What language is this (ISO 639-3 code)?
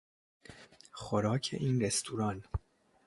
fas